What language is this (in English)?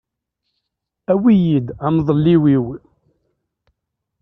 Kabyle